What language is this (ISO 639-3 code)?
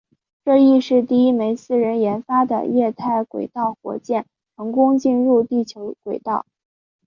zho